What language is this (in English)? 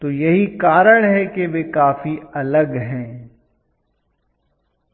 Hindi